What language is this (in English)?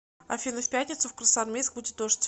Russian